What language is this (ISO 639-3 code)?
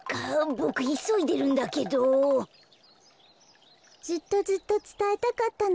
jpn